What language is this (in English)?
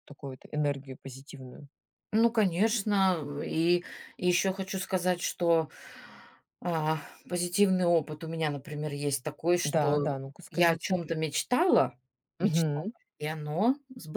Russian